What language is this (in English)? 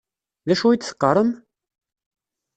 Kabyle